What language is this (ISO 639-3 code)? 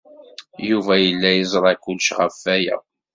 kab